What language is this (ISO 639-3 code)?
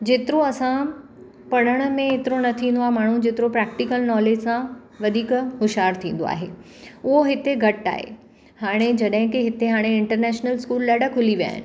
snd